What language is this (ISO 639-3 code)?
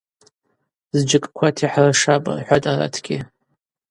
abq